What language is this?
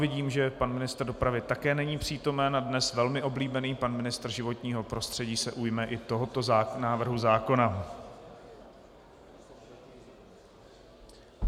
Czech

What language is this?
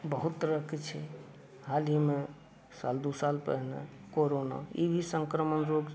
Maithili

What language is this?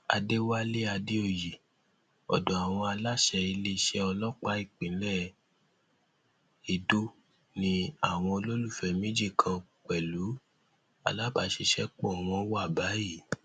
Yoruba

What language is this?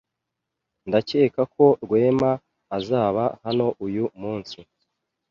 Kinyarwanda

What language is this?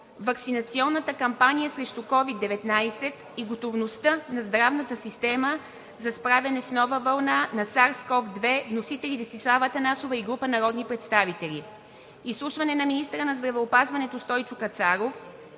Bulgarian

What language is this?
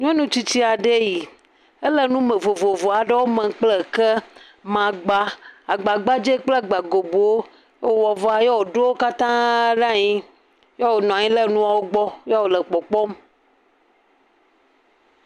Ewe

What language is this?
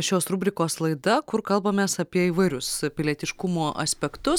Lithuanian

